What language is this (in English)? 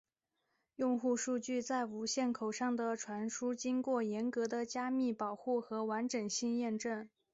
Chinese